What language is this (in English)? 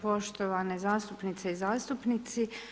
Croatian